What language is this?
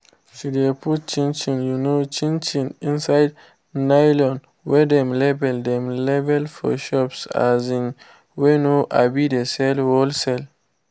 Nigerian Pidgin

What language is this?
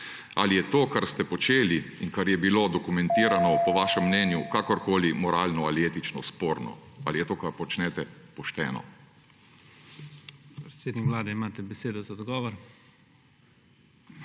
Slovenian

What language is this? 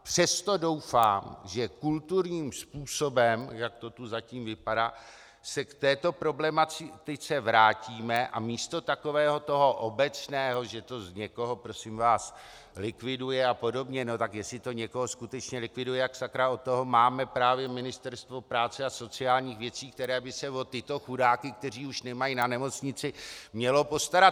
Czech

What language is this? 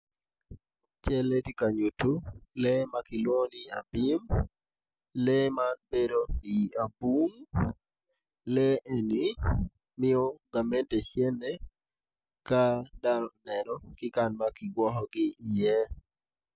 Acoli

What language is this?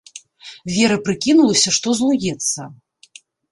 Belarusian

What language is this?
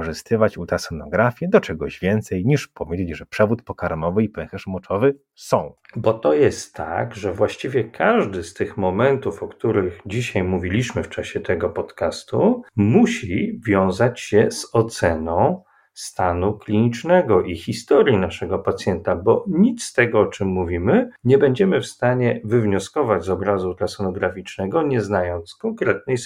Polish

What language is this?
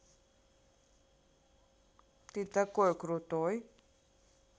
Russian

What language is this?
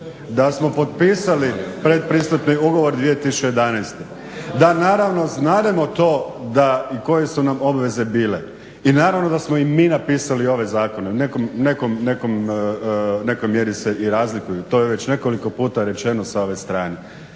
Croatian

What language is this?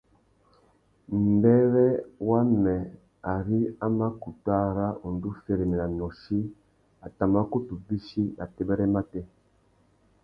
Tuki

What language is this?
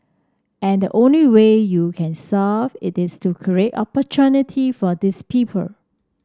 English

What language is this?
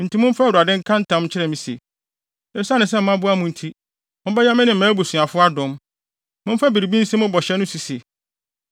Akan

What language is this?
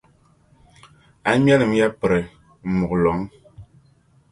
Dagbani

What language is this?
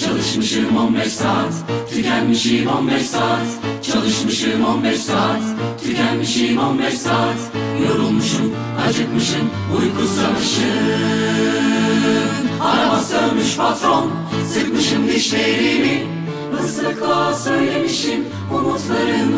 Romanian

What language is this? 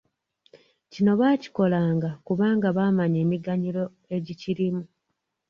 Ganda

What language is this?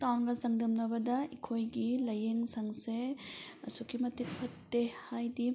Manipuri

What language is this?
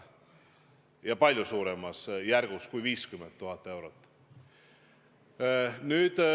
Estonian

